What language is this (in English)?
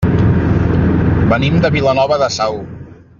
Catalan